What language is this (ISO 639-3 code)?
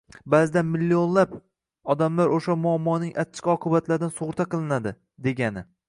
uzb